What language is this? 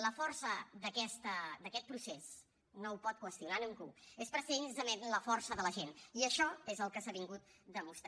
Catalan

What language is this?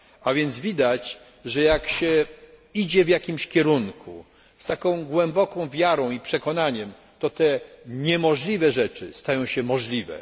Polish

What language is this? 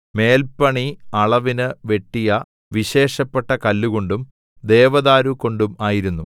Malayalam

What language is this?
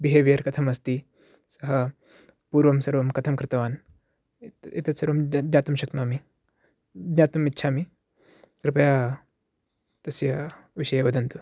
Sanskrit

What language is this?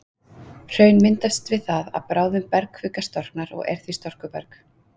Icelandic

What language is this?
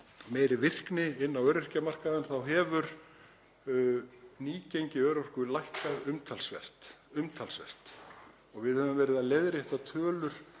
Icelandic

